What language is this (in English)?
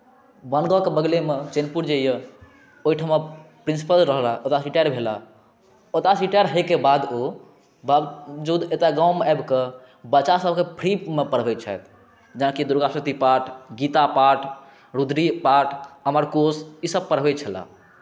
Maithili